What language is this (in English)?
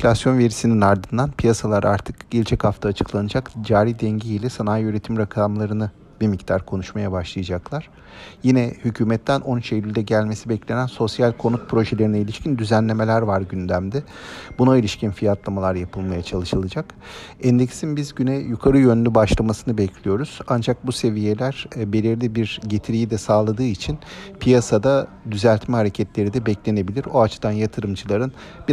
Turkish